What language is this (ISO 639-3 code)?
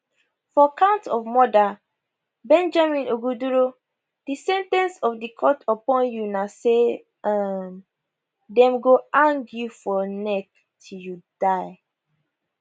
pcm